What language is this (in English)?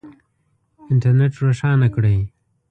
Pashto